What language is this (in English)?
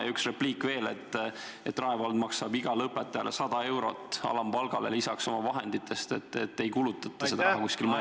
Estonian